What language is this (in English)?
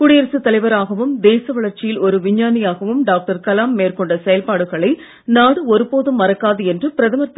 Tamil